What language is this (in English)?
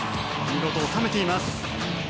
Japanese